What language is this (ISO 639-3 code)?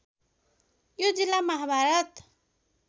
nep